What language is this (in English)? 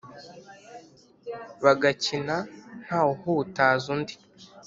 Kinyarwanda